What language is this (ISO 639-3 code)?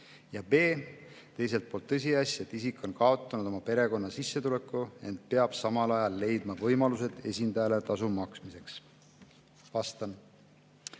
est